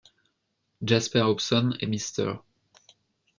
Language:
French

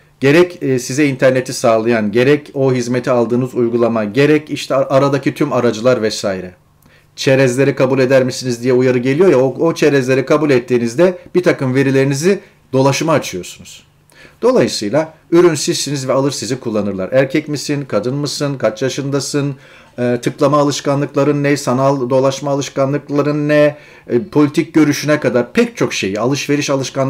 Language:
Turkish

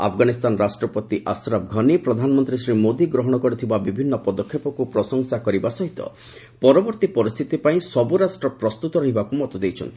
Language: Odia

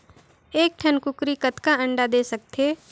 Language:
Chhattisgarhi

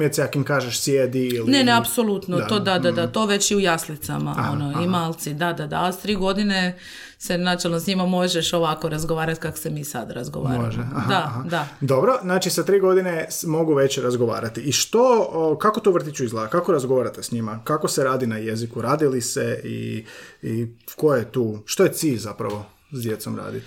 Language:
Croatian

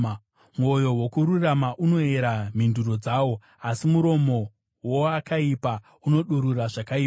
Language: Shona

